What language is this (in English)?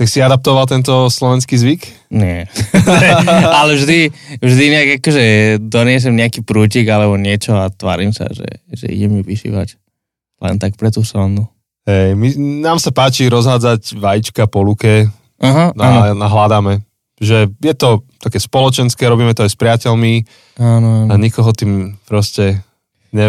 Slovak